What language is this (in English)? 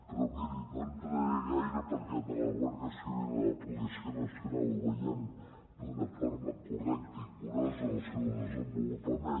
Catalan